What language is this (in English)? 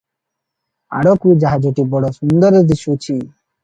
Odia